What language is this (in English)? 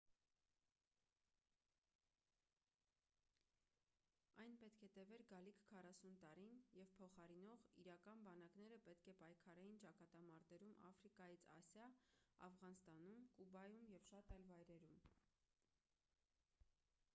Armenian